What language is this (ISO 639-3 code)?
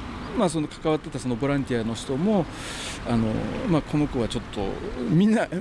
jpn